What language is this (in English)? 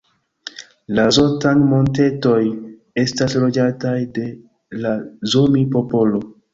Esperanto